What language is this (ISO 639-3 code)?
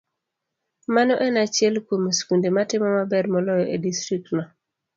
luo